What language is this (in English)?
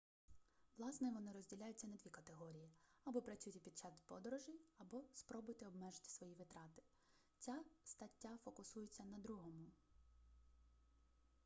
Ukrainian